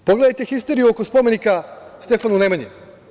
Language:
Serbian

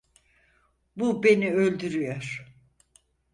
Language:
Turkish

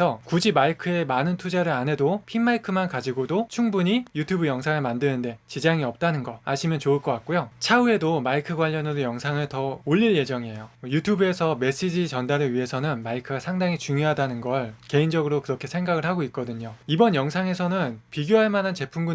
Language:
Korean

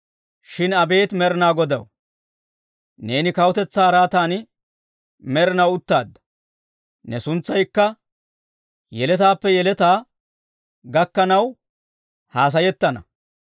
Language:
Dawro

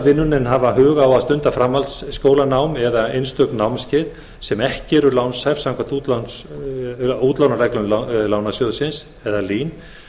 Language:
Icelandic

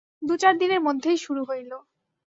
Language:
Bangla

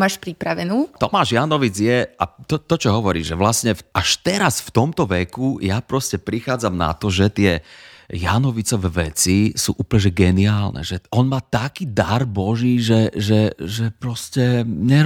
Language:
Slovak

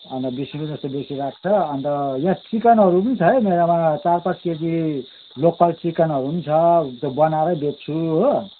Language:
Nepali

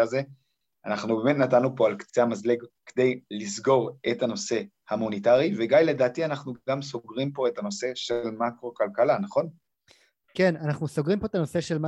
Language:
Hebrew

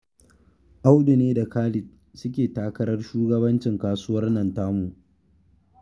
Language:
Hausa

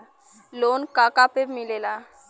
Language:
Bhojpuri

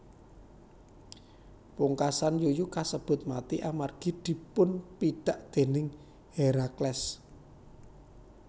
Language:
Javanese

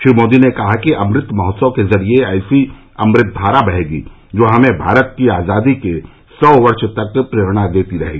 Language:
Hindi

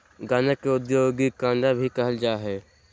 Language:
Magahi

